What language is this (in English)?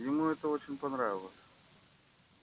Russian